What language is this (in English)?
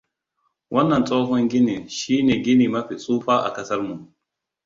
Hausa